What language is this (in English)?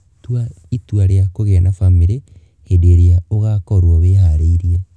Kikuyu